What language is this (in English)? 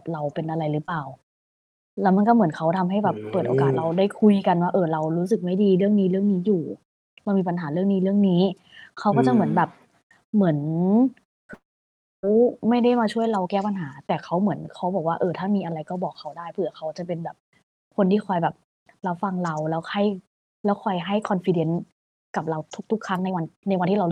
Thai